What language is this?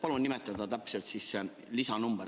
Estonian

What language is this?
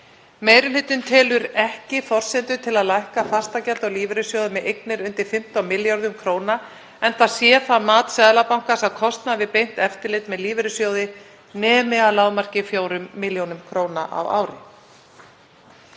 Icelandic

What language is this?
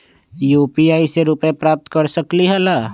Magahi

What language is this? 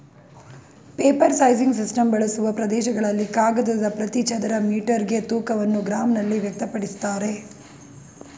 Kannada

